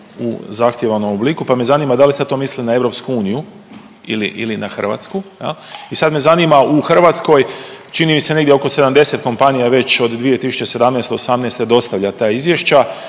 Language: Croatian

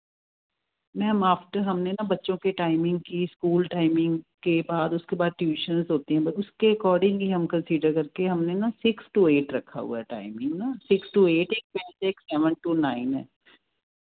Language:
Punjabi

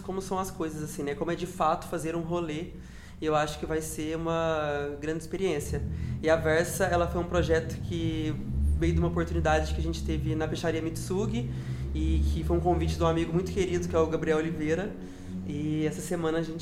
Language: Portuguese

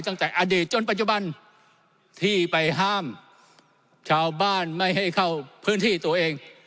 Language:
Thai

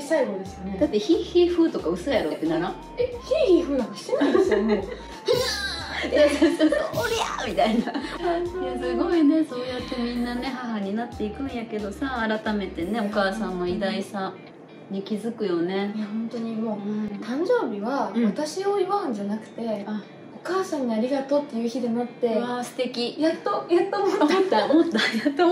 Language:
Japanese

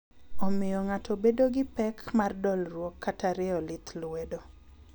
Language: Luo (Kenya and Tanzania)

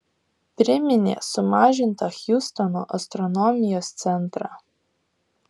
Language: Lithuanian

